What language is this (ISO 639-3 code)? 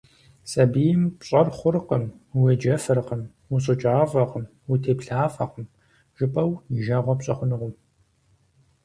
kbd